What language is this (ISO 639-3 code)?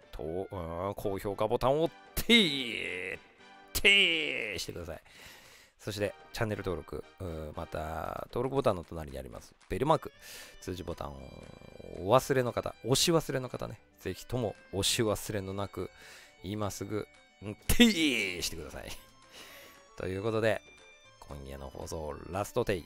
jpn